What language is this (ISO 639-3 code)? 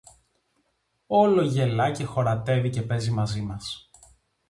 ell